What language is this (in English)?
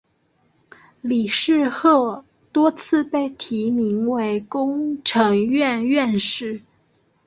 Chinese